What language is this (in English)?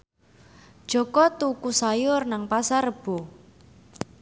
Javanese